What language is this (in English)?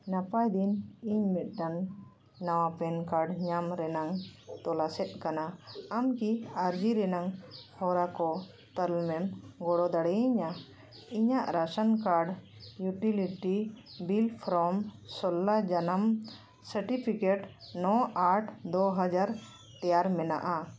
Santali